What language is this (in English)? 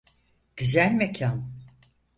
Turkish